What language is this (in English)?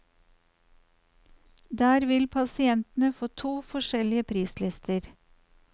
Norwegian